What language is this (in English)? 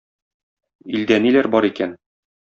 Tatar